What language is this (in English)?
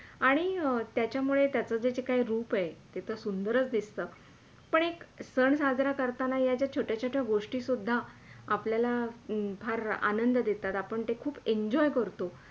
Marathi